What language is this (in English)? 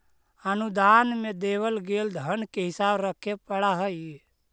Magahi